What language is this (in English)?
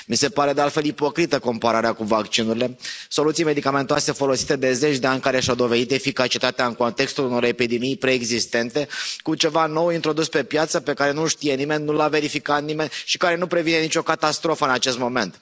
Romanian